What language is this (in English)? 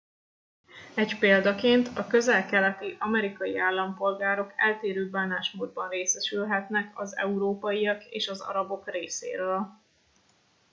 Hungarian